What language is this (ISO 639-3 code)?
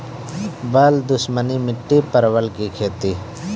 mai